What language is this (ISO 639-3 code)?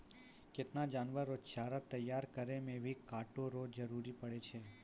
mai